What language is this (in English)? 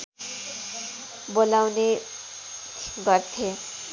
Nepali